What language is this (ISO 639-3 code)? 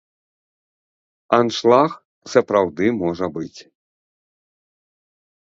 bel